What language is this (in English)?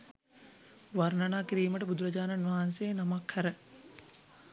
Sinhala